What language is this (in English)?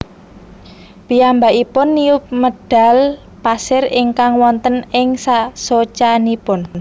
Javanese